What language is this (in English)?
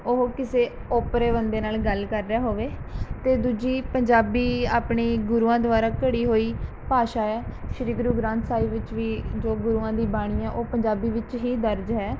Punjabi